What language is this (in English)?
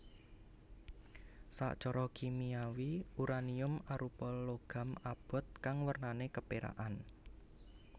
Javanese